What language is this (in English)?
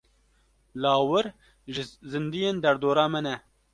Kurdish